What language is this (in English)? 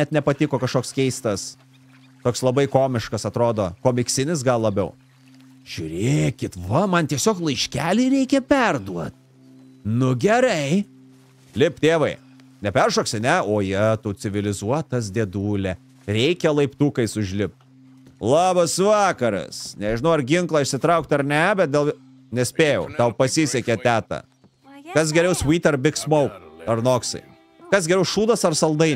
Lithuanian